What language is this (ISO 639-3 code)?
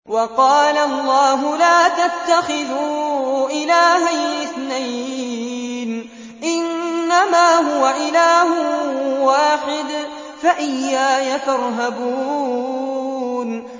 ara